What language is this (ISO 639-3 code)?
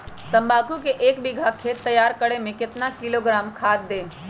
mag